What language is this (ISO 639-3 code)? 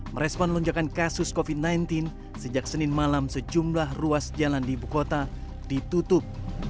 ind